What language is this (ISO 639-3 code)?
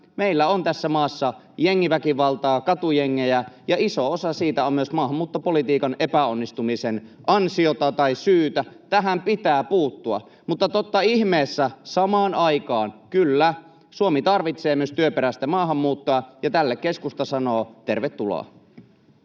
fin